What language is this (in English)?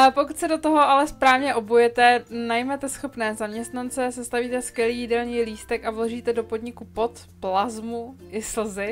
Czech